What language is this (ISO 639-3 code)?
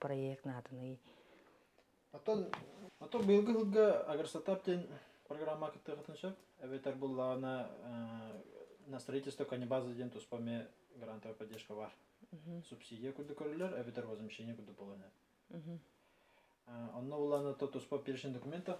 tur